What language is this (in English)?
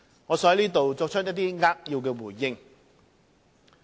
Cantonese